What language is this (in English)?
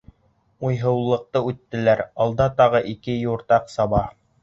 Bashkir